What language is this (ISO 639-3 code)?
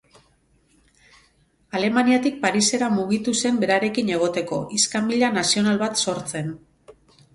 eus